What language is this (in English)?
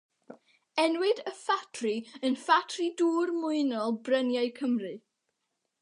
Welsh